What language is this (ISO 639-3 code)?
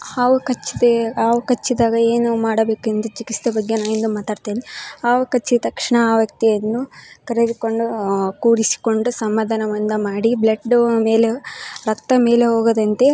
kan